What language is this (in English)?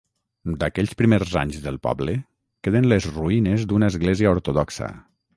Catalan